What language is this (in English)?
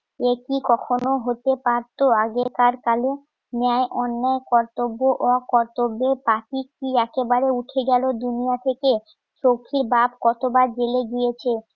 Bangla